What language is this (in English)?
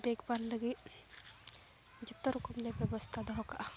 Santali